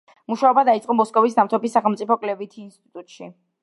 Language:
Georgian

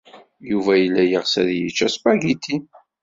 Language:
Kabyle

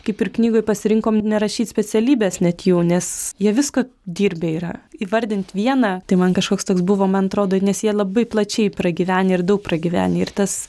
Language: Lithuanian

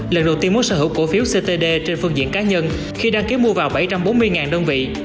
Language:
Vietnamese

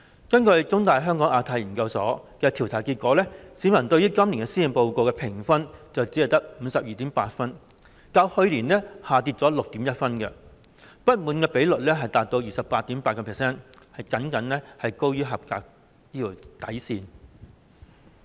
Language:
Cantonese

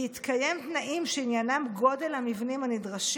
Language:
Hebrew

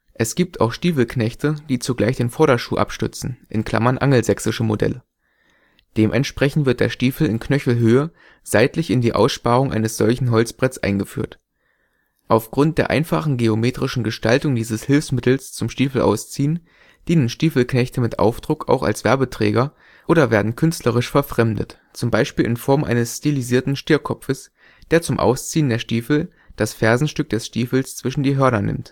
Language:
German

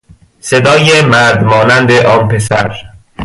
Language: Persian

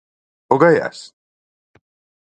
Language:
Galician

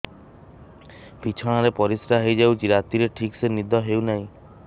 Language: Odia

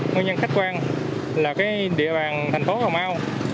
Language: Vietnamese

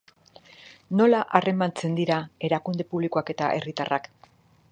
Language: Basque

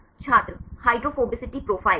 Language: Hindi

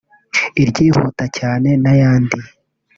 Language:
Kinyarwanda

